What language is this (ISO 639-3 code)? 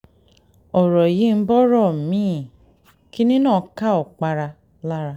yor